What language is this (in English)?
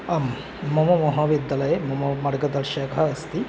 Sanskrit